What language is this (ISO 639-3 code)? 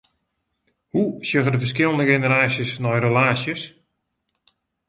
fry